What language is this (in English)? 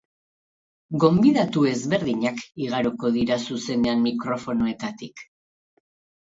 Basque